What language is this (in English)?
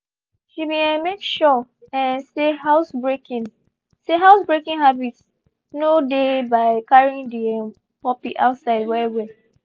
Nigerian Pidgin